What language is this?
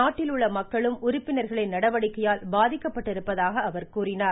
Tamil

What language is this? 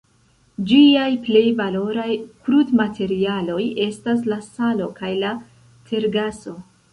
Esperanto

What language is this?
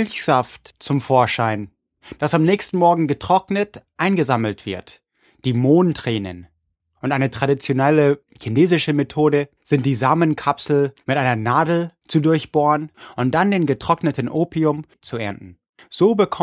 German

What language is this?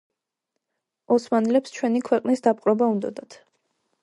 Georgian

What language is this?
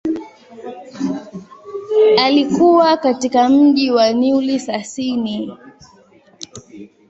Swahili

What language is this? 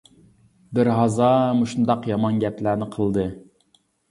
Uyghur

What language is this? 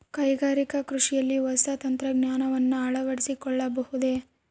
Kannada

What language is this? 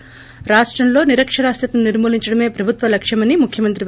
Telugu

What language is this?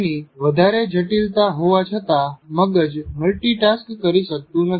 Gujarati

